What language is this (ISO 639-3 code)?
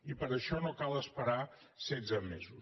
cat